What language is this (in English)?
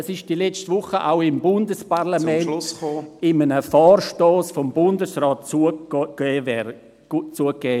Swiss German